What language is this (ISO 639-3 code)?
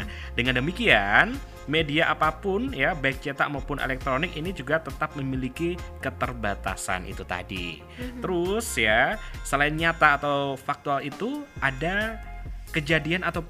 ind